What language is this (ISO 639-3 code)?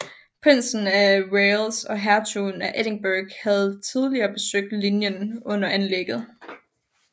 dan